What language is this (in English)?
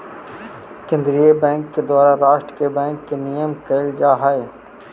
Magahi